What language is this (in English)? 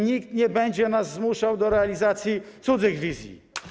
Polish